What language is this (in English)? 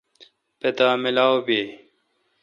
Kalkoti